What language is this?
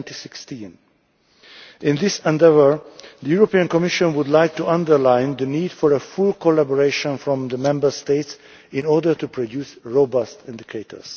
English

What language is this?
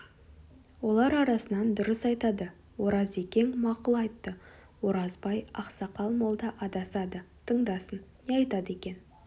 Kazakh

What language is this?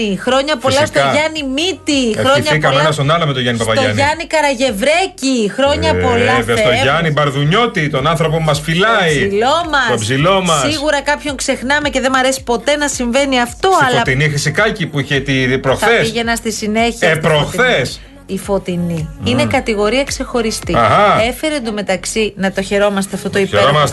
Greek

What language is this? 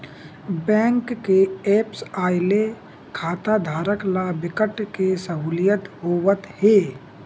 Chhattisgarhi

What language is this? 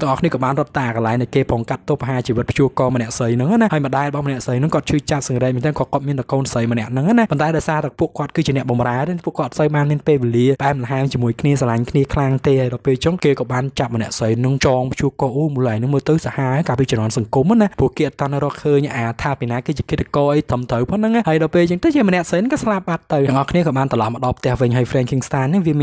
Thai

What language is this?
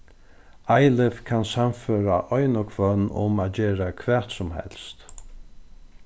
Faroese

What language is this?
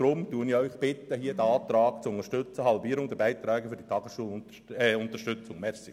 Swiss German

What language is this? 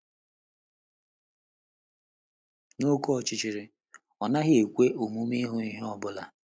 Igbo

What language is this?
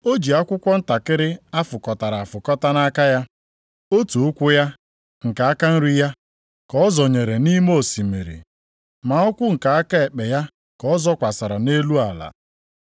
Igbo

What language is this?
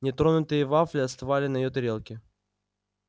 Russian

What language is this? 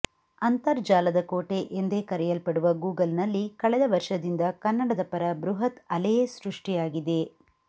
Kannada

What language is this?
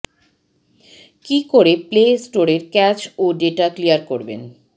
Bangla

